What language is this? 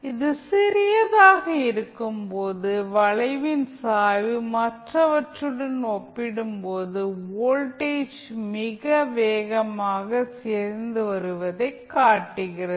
Tamil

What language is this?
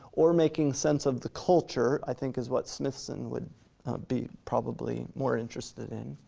English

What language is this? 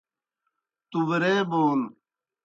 Kohistani Shina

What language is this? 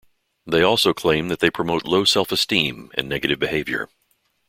English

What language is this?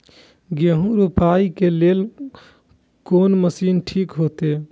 Maithili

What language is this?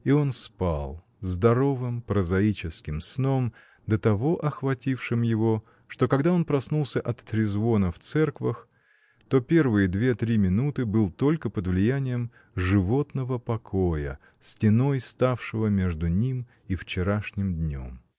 Russian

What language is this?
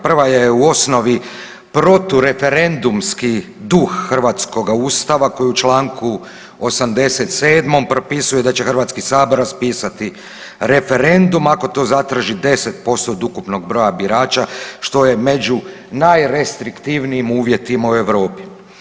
Croatian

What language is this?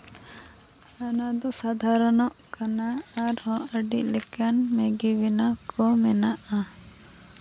Santali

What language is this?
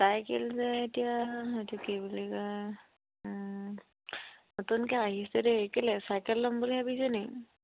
Assamese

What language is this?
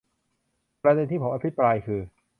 Thai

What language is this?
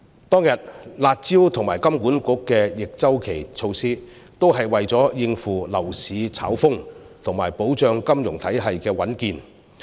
Cantonese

